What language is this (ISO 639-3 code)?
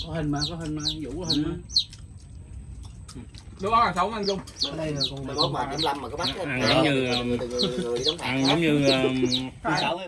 vie